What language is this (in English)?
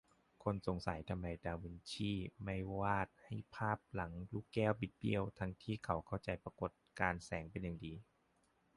Thai